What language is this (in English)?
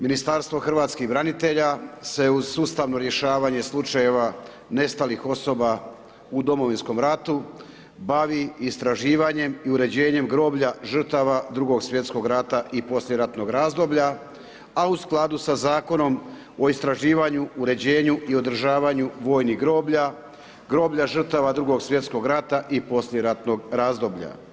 Croatian